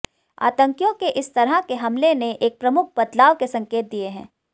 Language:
Hindi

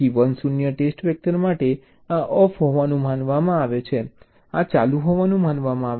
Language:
Gujarati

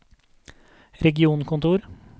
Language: Norwegian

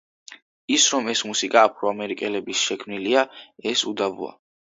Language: Georgian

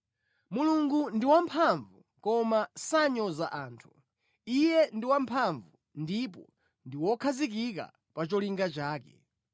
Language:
Nyanja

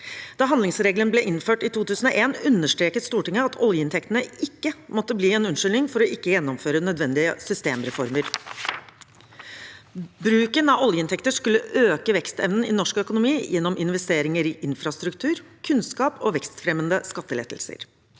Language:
Norwegian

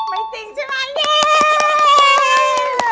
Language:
Thai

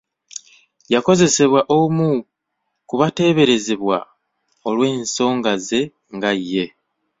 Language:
Ganda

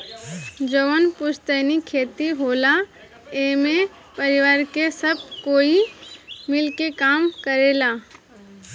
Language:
Bhojpuri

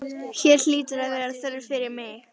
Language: Icelandic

